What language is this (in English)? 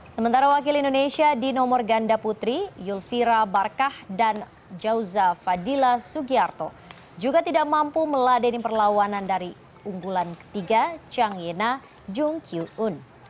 Indonesian